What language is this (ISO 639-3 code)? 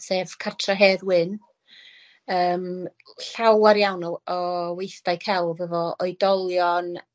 cym